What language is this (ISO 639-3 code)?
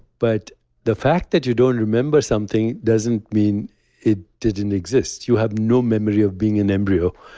eng